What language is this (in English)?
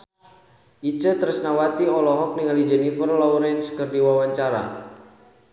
Sundanese